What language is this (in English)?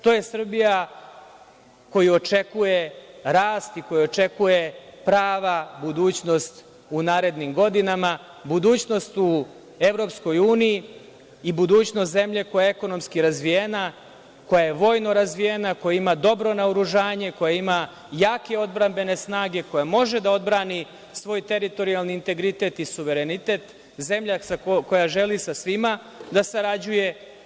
Serbian